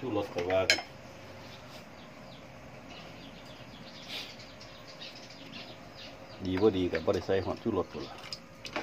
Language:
Thai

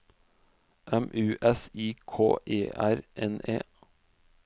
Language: Norwegian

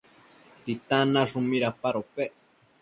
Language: Matsés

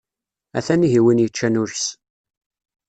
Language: Kabyle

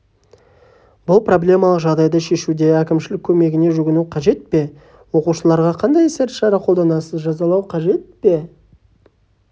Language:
Kazakh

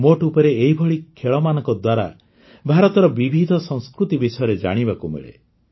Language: Odia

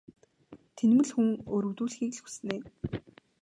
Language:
Mongolian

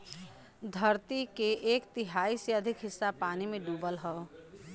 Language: Bhojpuri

